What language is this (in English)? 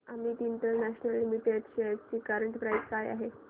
Marathi